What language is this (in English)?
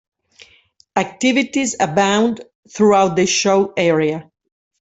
English